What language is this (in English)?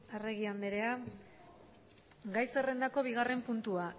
Basque